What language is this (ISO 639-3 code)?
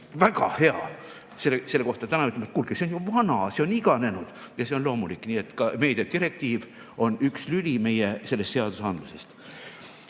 est